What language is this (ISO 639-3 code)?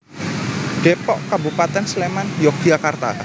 jav